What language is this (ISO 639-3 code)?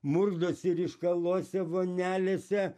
lit